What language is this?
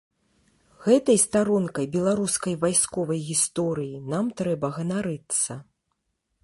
Belarusian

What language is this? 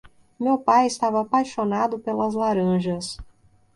Portuguese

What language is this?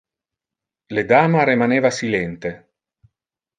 Interlingua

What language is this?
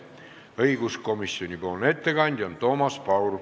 Estonian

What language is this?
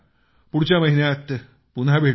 Marathi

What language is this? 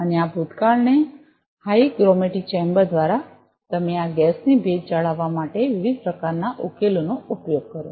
Gujarati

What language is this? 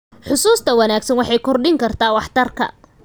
Somali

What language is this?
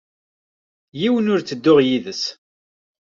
Kabyle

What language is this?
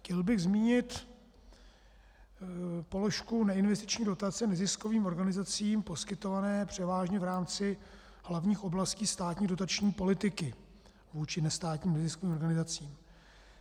Czech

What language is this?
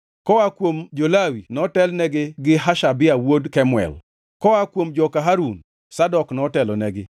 Luo (Kenya and Tanzania)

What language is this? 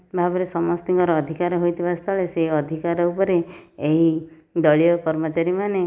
Odia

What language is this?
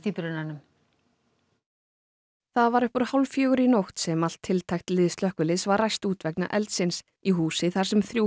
Icelandic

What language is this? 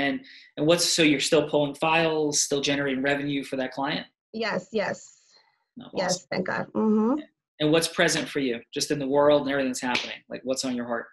English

